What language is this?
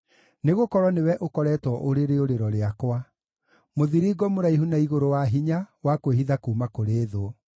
Kikuyu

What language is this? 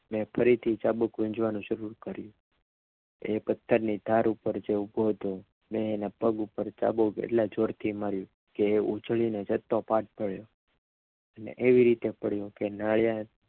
Gujarati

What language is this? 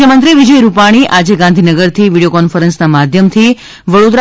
Gujarati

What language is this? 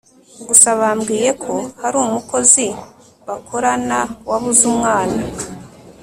Kinyarwanda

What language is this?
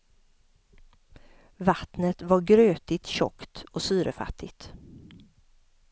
Swedish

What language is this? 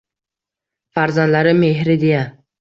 Uzbek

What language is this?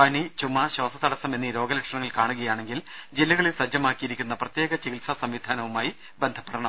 Malayalam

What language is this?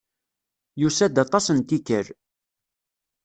Kabyle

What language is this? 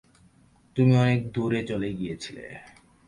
Bangla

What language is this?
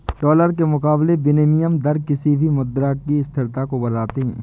Hindi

